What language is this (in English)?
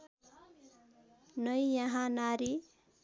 Nepali